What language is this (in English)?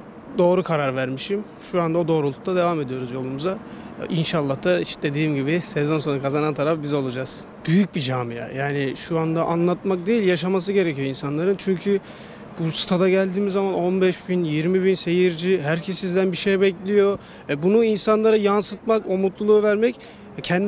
Turkish